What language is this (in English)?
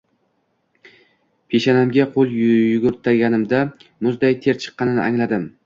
Uzbek